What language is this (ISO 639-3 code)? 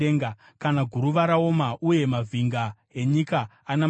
sna